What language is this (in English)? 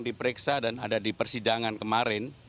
Indonesian